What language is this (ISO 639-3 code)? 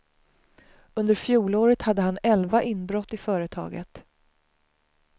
swe